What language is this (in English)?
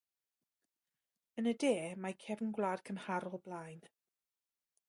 Welsh